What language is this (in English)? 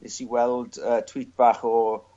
Welsh